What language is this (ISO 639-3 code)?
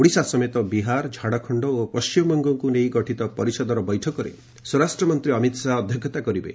ori